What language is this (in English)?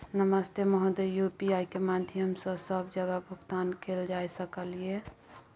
Maithili